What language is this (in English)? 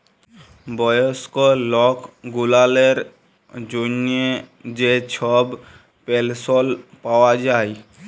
Bangla